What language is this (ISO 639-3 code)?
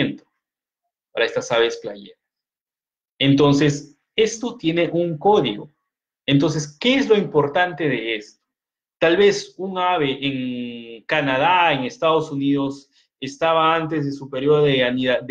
spa